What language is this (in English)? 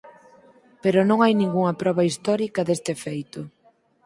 Galician